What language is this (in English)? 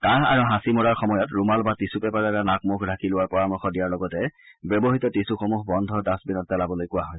Assamese